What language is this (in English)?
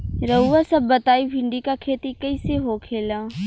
Bhojpuri